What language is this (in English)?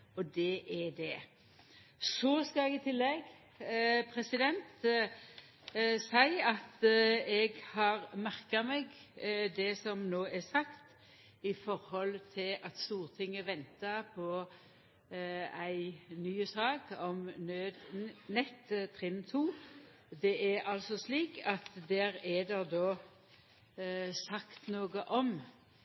Norwegian Nynorsk